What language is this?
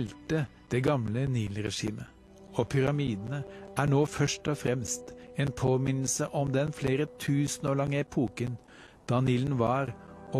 Norwegian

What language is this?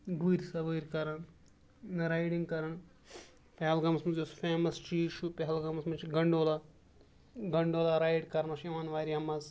Kashmiri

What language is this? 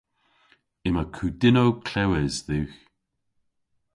Cornish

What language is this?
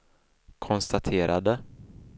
Swedish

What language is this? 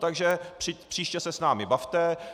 Czech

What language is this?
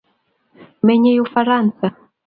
Kalenjin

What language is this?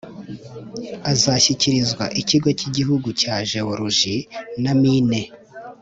Kinyarwanda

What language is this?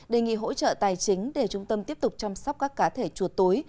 Vietnamese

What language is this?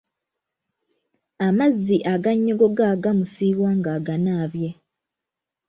Ganda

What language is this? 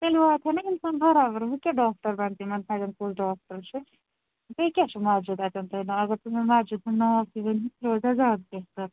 Kashmiri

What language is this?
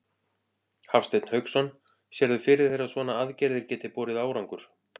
Icelandic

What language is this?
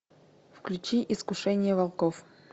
Russian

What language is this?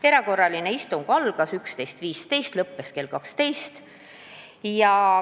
Estonian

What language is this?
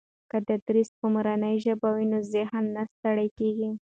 Pashto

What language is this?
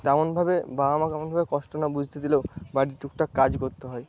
Bangla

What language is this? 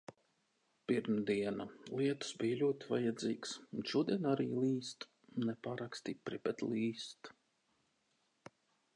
Latvian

